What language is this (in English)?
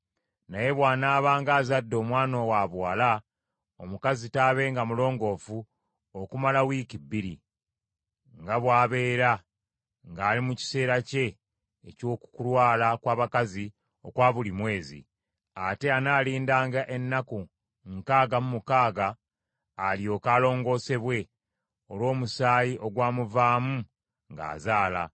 Ganda